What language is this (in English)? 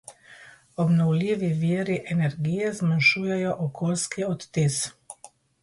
Slovenian